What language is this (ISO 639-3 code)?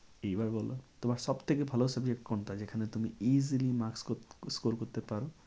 ben